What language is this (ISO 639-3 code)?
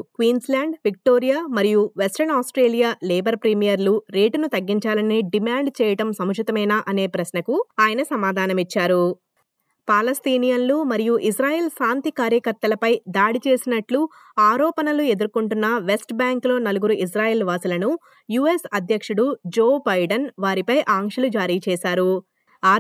tel